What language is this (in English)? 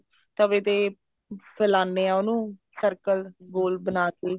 Punjabi